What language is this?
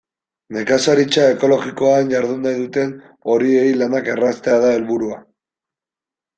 Basque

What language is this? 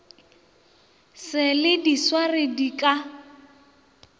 Northern Sotho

